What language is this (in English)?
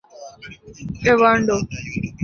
Urdu